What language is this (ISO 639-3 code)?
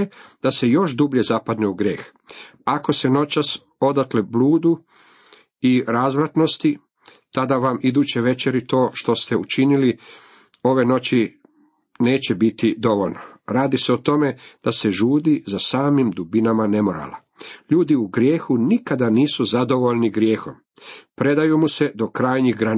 hrv